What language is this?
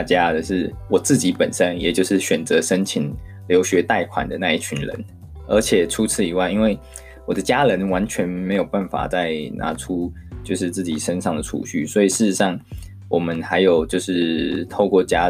Chinese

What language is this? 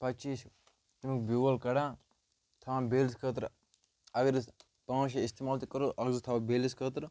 Kashmiri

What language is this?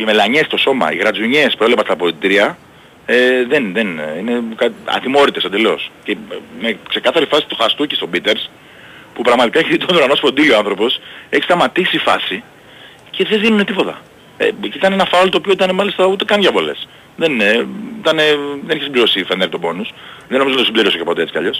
Greek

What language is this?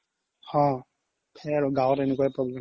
Assamese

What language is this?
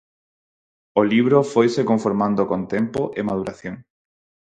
Galician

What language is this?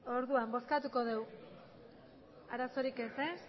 Basque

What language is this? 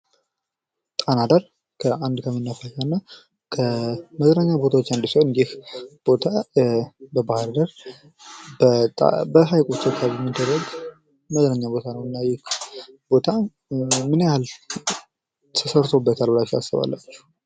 Amharic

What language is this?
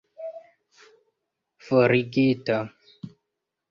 Esperanto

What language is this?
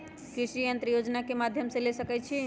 Magahi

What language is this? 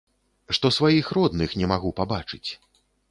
Belarusian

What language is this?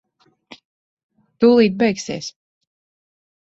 Latvian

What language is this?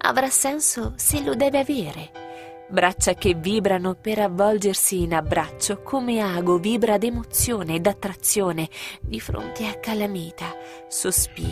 Italian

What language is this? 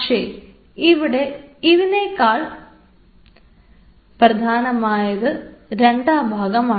Malayalam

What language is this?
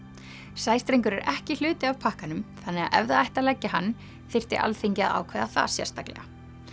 Icelandic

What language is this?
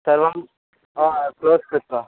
Sanskrit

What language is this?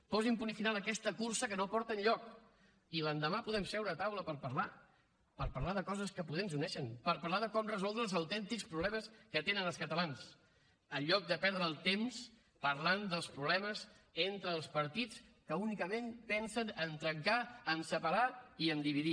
Catalan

